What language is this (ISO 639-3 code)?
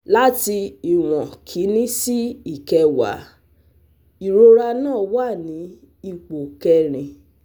yor